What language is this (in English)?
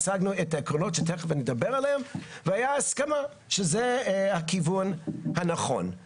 Hebrew